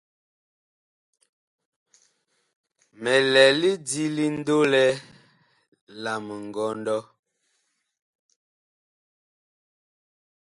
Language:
Bakoko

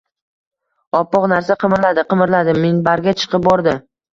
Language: Uzbek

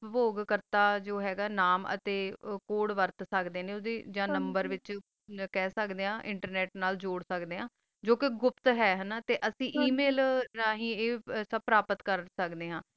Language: Punjabi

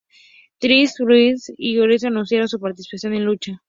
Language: Spanish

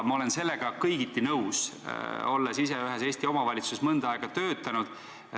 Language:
Estonian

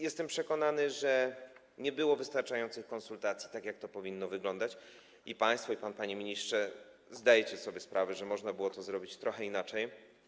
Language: Polish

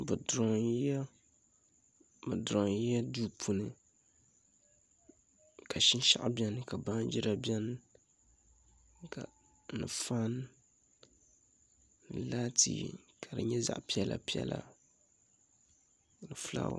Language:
Dagbani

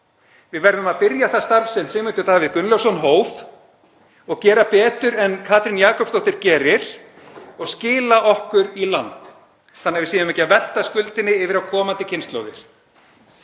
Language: Icelandic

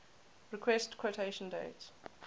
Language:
English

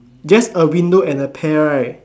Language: English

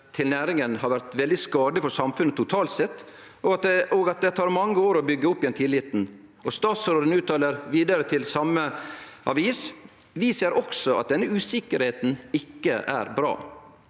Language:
Norwegian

